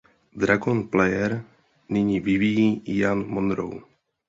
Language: Czech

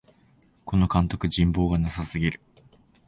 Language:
Japanese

